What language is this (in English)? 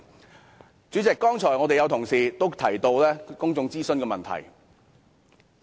Cantonese